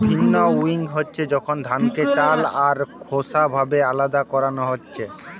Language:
Bangla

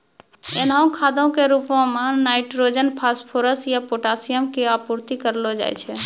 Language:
Maithili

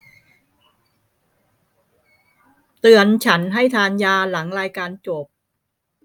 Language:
Thai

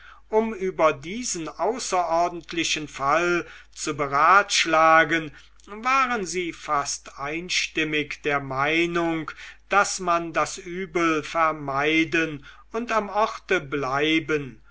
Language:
German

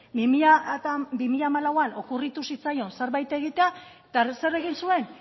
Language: Basque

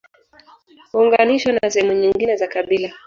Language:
Swahili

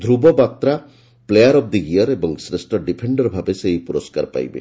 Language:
Odia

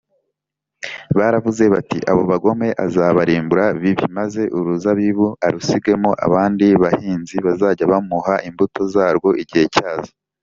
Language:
Kinyarwanda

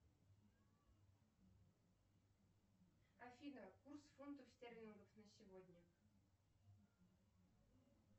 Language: Russian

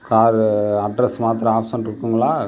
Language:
Tamil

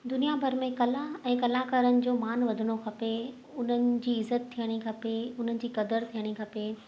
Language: Sindhi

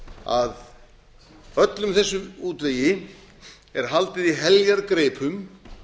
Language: Icelandic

